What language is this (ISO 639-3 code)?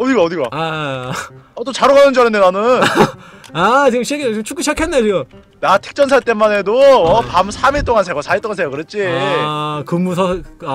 kor